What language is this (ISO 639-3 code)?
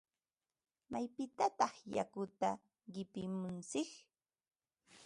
qva